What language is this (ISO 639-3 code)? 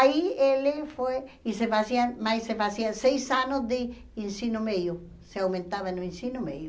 por